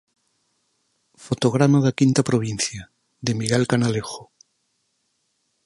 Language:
Galician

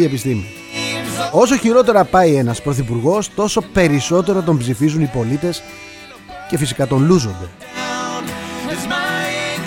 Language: Greek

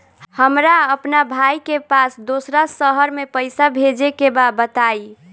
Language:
Bhojpuri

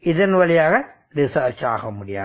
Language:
Tamil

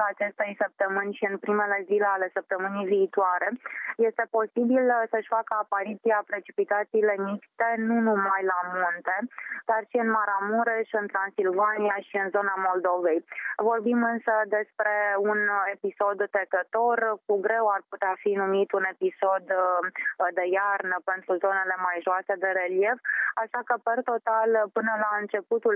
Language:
Romanian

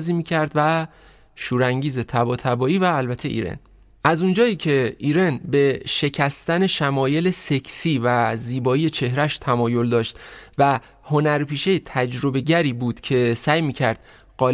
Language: Persian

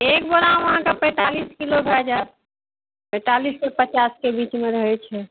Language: Maithili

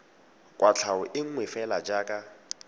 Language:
Tswana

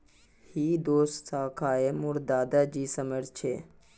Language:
Magahi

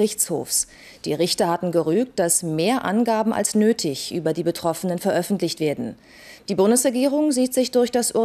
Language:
German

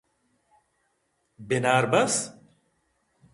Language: Eastern Balochi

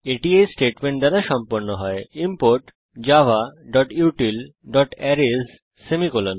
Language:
Bangla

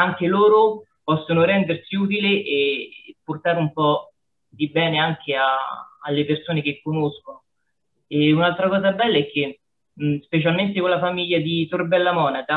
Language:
Italian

